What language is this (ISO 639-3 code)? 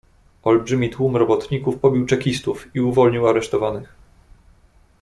pol